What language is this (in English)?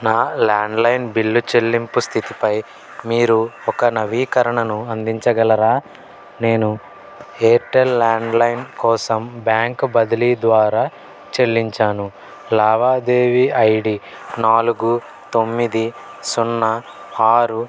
Telugu